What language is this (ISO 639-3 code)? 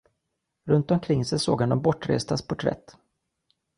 swe